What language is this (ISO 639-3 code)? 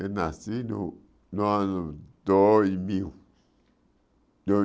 por